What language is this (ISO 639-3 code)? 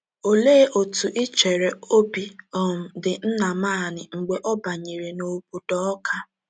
ibo